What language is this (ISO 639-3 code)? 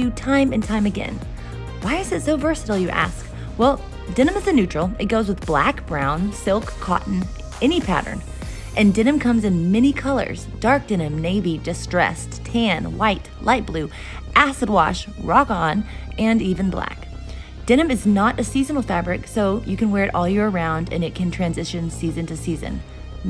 eng